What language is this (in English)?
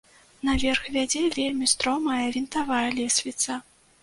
Belarusian